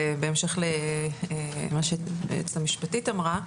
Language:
Hebrew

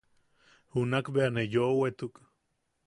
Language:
Yaqui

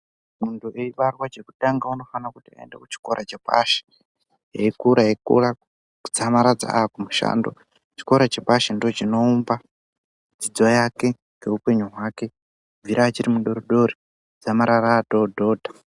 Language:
Ndau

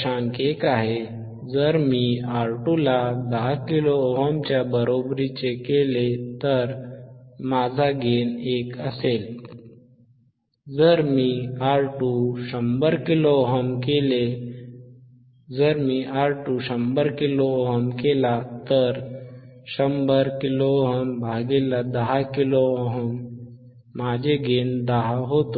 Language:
Marathi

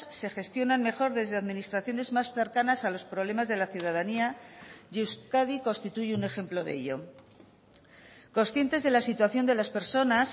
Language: Spanish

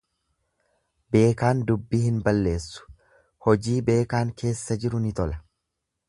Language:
Oromo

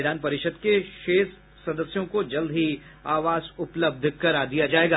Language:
Hindi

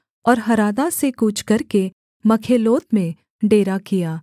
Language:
Hindi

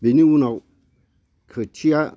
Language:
Bodo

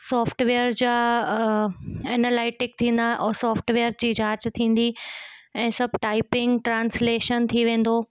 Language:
Sindhi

